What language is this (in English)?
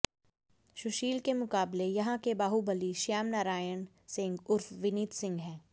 Hindi